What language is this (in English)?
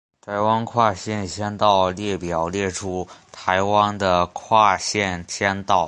Chinese